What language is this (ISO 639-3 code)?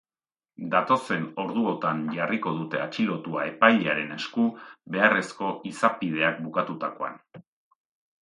eus